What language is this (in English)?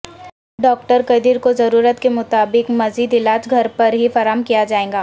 Urdu